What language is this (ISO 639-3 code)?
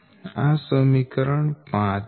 guj